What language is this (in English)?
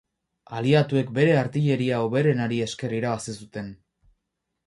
Basque